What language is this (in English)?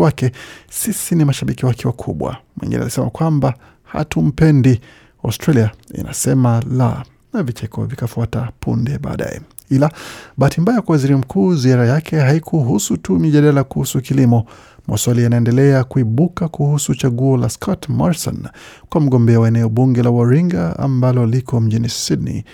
Swahili